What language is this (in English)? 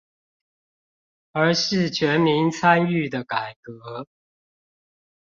Chinese